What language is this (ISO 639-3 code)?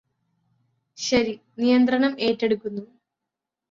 mal